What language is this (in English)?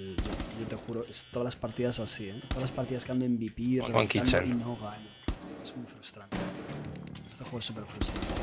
Spanish